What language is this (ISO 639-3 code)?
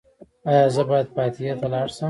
pus